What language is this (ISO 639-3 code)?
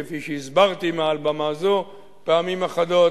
heb